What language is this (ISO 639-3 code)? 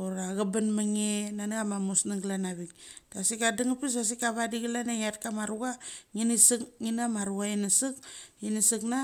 gcc